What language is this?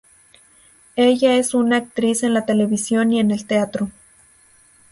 Spanish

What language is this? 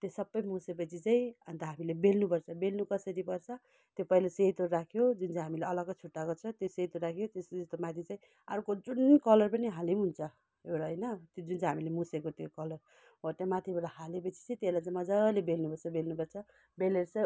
Nepali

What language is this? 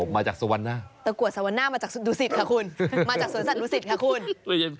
Thai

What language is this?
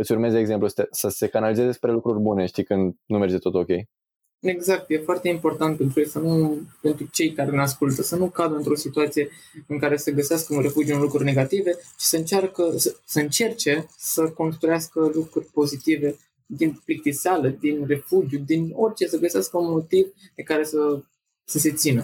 Romanian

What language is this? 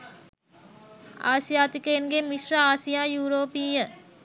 Sinhala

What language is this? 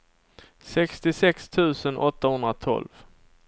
Swedish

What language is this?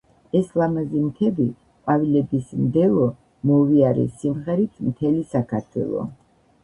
Georgian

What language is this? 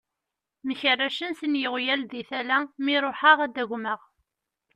Kabyle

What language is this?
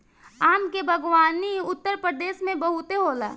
Bhojpuri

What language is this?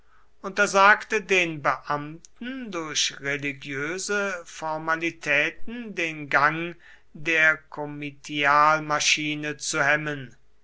German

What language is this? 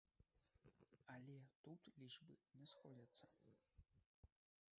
Belarusian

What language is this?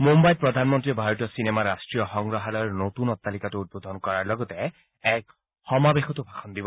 Assamese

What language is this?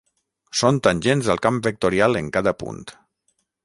Catalan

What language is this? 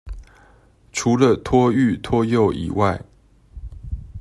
Chinese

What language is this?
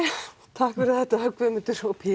Icelandic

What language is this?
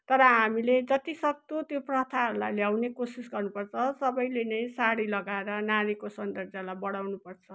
Nepali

